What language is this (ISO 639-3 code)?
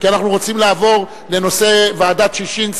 heb